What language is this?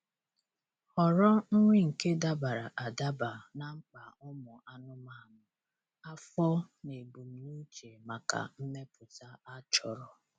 Igbo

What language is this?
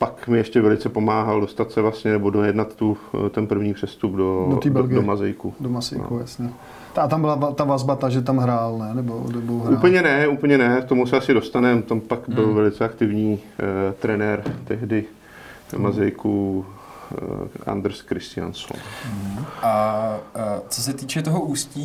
Czech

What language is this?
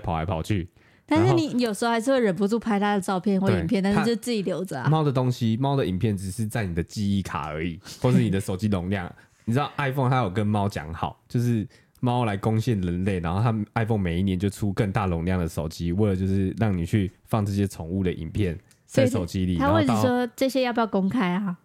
Chinese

